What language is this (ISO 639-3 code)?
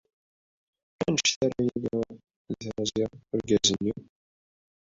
kab